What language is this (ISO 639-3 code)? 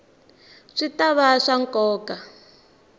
tso